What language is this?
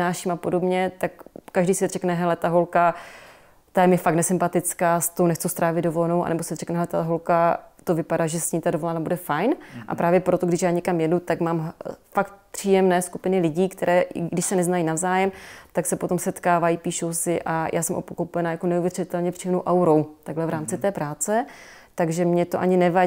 Czech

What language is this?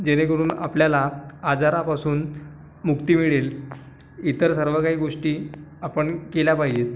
Marathi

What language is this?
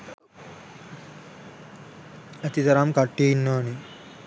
Sinhala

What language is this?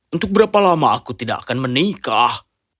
Indonesian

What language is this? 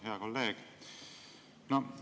Estonian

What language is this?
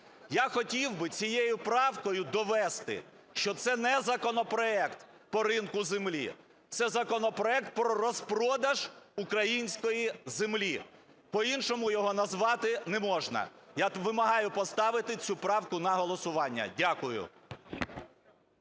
Ukrainian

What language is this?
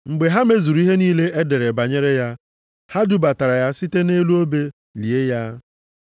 Igbo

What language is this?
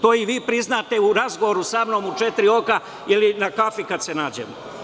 Serbian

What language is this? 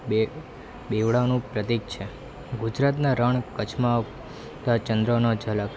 Gujarati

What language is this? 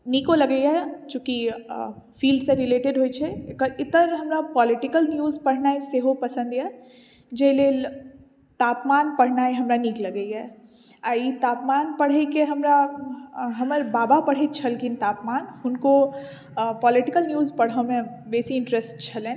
Maithili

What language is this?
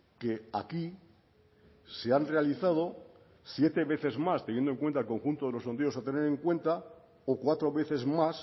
Spanish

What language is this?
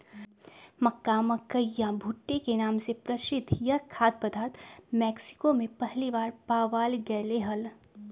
Magahi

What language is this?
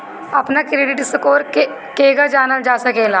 Bhojpuri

